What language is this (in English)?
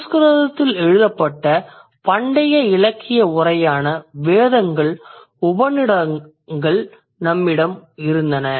Tamil